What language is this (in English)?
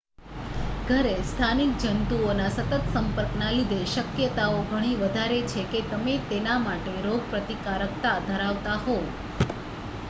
Gujarati